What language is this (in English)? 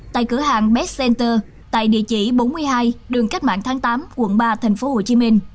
Vietnamese